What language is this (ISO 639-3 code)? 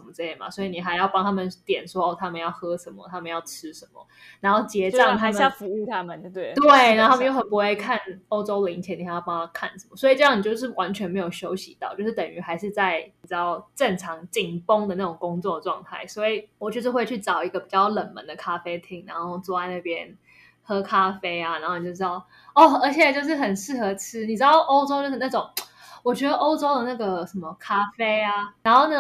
zho